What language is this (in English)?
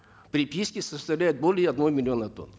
Kazakh